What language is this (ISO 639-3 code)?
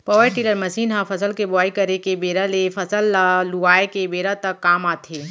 hne